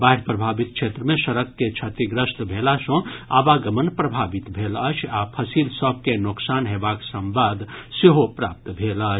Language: Maithili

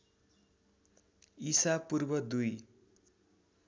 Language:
Nepali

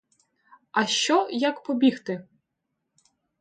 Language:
Ukrainian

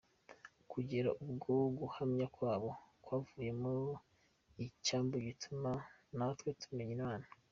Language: Kinyarwanda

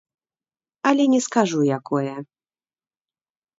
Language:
Belarusian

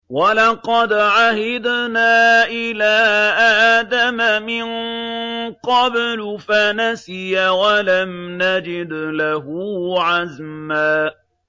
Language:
Arabic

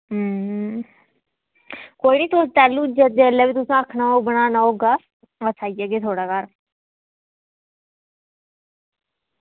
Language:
Dogri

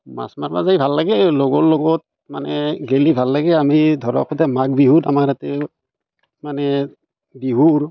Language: Assamese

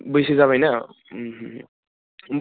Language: Bodo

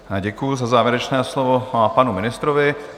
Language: Czech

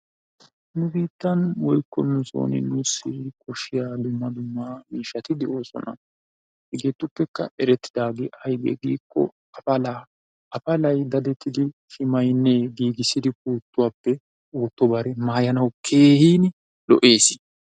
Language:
Wolaytta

